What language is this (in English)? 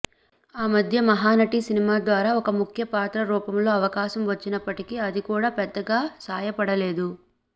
Telugu